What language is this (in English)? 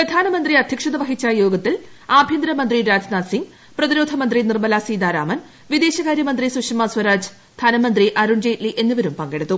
Malayalam